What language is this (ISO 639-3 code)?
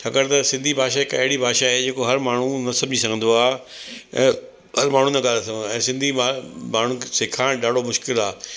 snd